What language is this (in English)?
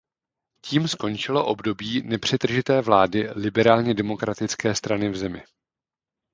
Czech